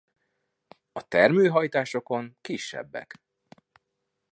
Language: Hungarian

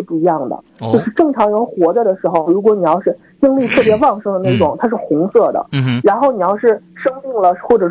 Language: Chinese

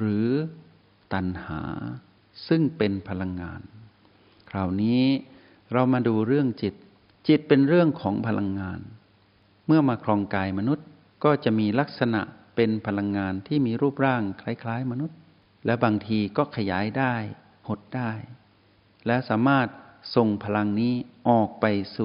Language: Thai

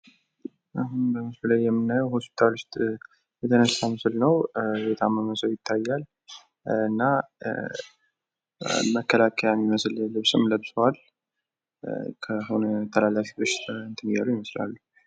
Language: Amharic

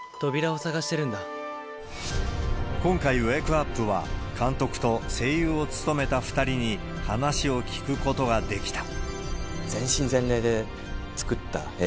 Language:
Japanese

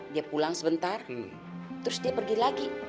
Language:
Indonesian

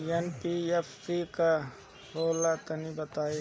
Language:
Bhojpuri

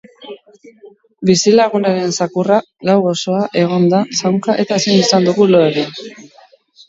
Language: Basque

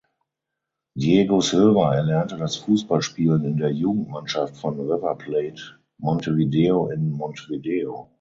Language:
German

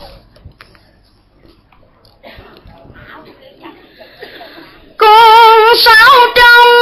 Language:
Vietnamese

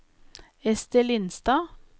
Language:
Norwegian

